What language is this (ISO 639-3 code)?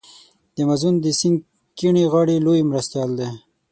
pus